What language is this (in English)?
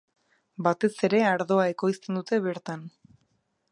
Basque